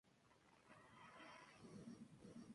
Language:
Spanish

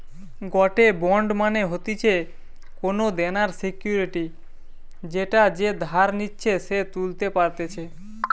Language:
Bangla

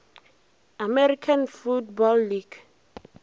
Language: Northern Sotho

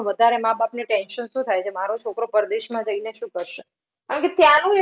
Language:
Gujarati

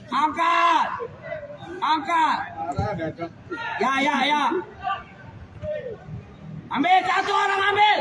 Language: Indonesian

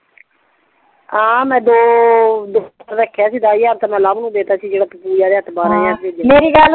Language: Punjabi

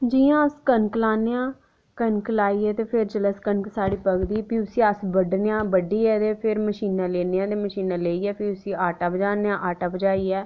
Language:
Dogri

